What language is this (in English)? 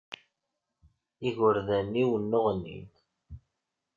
Kabyle